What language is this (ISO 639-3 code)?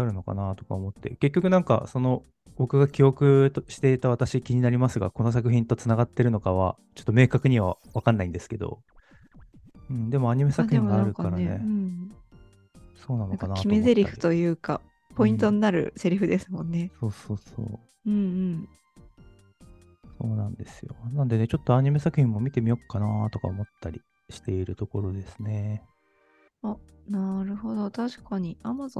jpn